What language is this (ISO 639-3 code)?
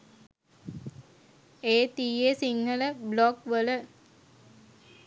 sin